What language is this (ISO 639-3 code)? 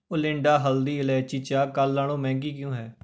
pan